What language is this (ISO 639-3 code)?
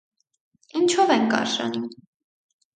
hye